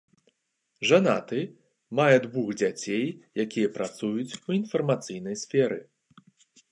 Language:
Belarusian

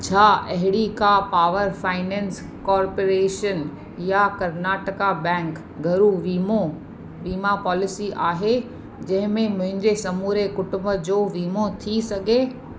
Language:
Sindhi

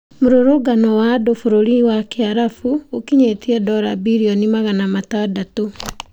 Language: Kikuyu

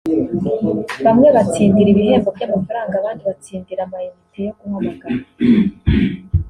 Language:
Kinyarwanda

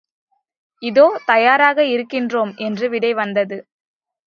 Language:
Tamil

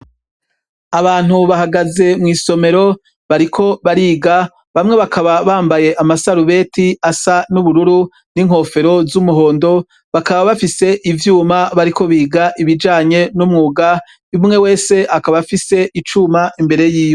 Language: Rundi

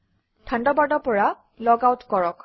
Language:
Assamese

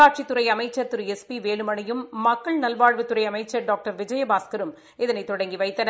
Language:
Tamil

